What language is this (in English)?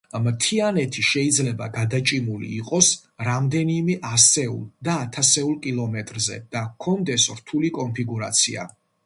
Georgian